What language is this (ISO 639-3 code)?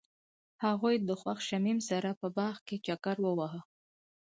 pus